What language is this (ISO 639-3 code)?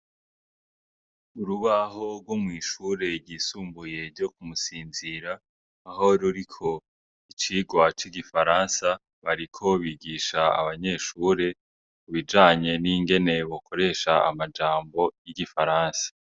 run